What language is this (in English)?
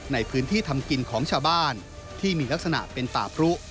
Thai